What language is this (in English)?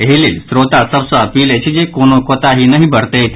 Maithili